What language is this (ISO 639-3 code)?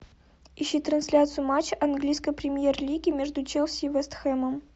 rus